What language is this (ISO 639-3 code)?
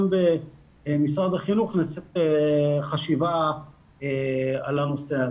heb